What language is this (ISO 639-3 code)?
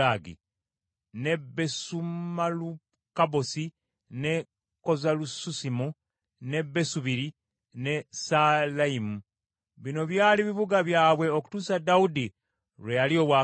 lug